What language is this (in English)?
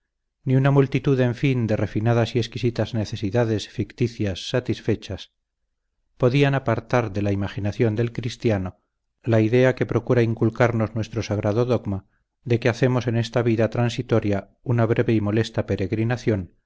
Spanish